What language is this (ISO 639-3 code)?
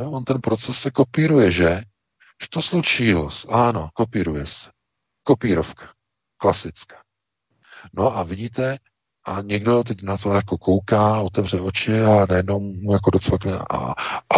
ces